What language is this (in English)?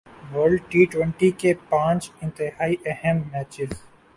Urdu